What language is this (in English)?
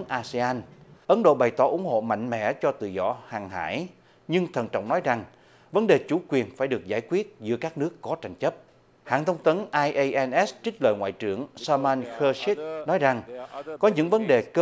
Vietnamese